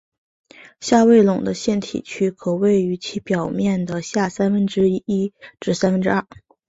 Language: Chinese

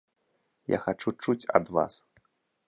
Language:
Belarusian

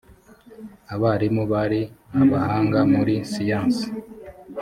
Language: Kinyarwanda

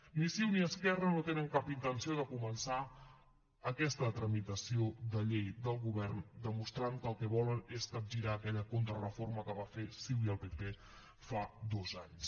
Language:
Catalan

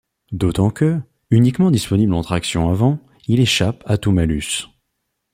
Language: French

